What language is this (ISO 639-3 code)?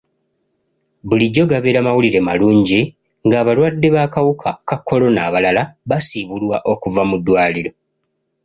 lug